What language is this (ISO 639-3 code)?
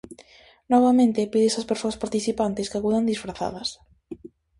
glg